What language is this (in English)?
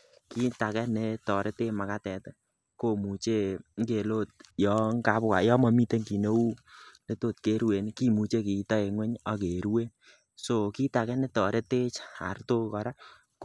Kalenjin